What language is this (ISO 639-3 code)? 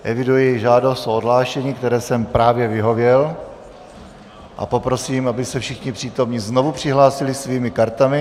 ces